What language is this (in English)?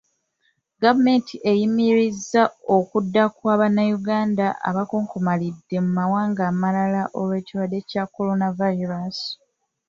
Ganda